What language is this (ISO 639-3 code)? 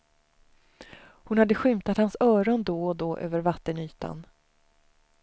swe